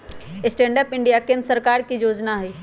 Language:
Magahi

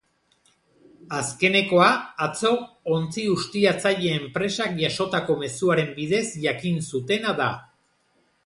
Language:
Basque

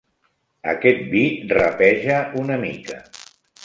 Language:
Catalan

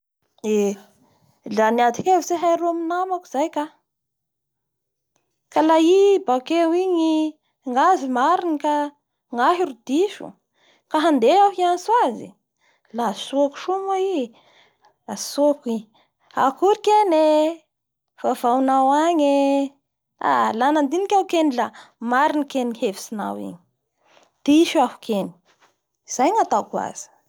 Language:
Bara Malagasy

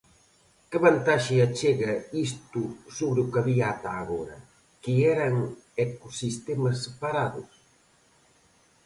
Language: Galician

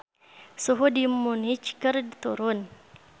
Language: Sundanese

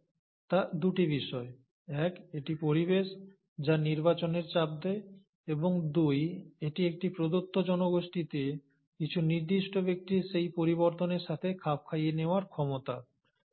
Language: Bangla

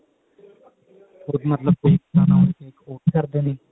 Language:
Punjabi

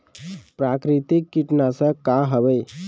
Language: Chhattisgarhi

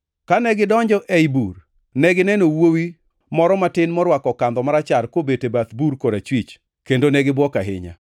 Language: Luo (Kenya and Tanzania)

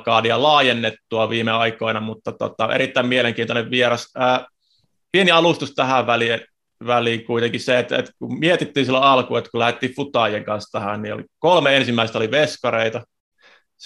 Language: Finnish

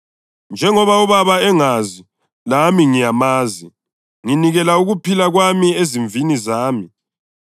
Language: North Ndebele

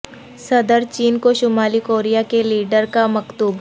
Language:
Urdu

